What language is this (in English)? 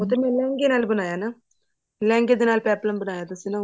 Punjabi